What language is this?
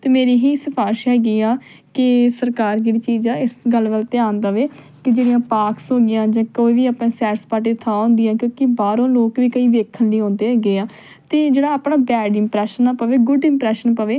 Punjabi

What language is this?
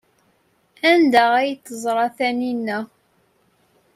Kabyle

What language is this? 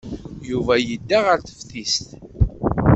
Kabyle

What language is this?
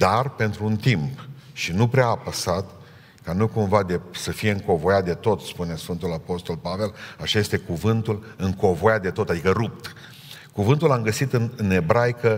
Romanian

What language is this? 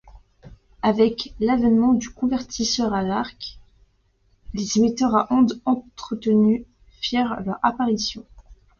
French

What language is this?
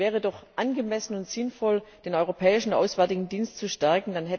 German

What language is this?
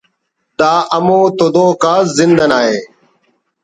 Brahui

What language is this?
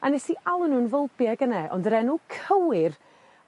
Welsh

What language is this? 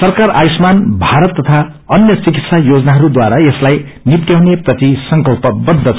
Nepali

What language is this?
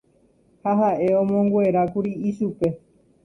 Guarani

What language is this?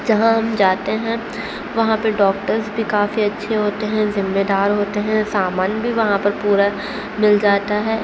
Urdu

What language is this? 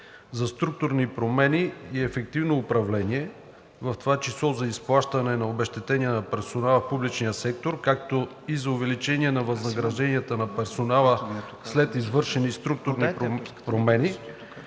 Bulgarian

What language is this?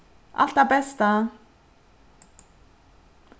Faroese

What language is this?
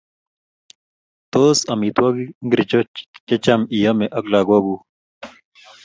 Kalenjin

